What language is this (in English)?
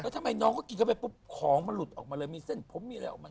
Thai